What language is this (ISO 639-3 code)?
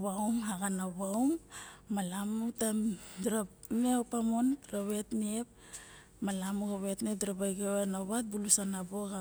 bjk